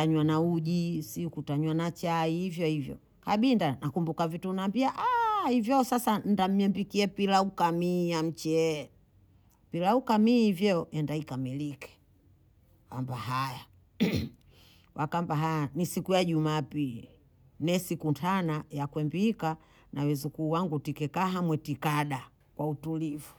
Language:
Bondei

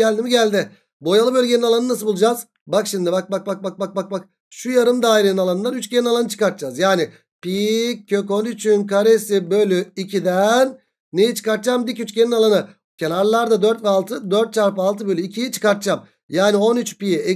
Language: Turkish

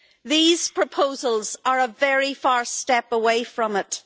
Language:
English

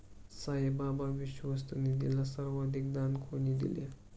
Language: Marathi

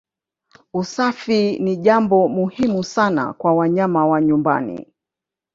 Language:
Swahili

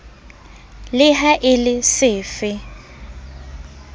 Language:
Southern Sotho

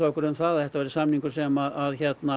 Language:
Icelandic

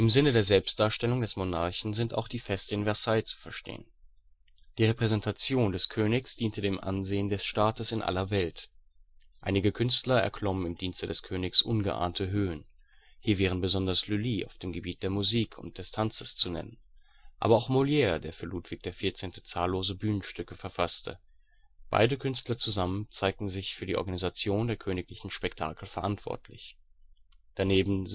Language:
German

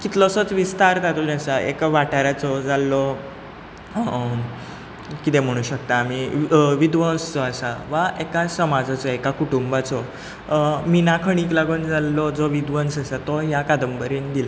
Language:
Konkani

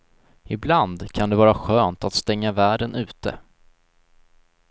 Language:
Swedish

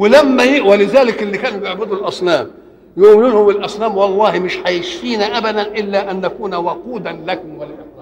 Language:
Arabic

